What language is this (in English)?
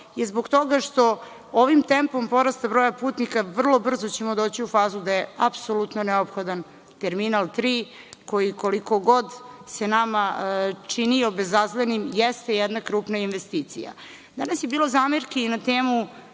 Serbian